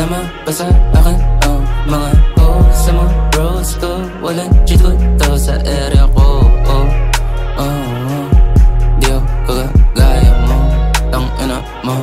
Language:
Filipino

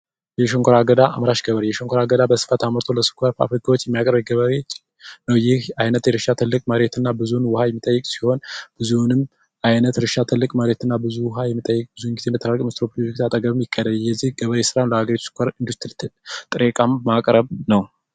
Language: Amharic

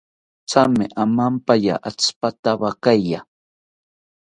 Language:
South Ucayali Ashéninka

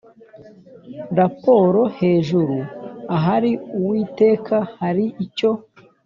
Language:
Kinyarwanda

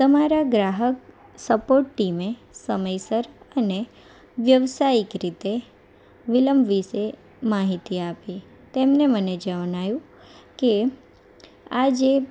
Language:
Gujarati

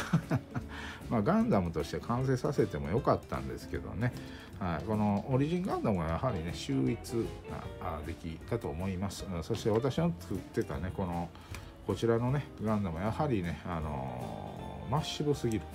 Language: Japanese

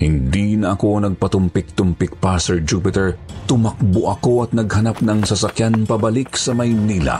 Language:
Filipino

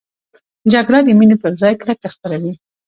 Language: Pashto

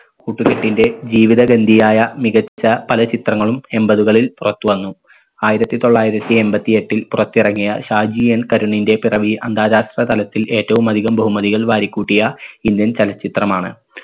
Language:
Malayalam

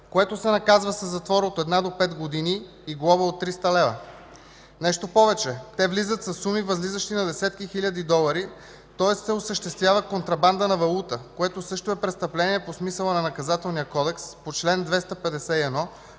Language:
Bulgarian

